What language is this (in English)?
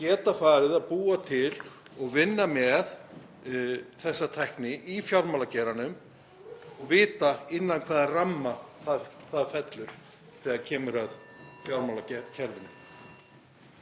Icelandic